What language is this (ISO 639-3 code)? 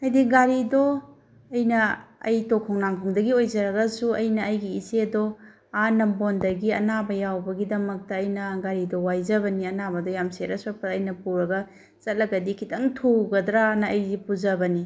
mni